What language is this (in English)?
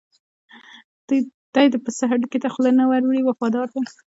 Pashto